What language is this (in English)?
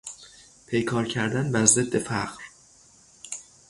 Persian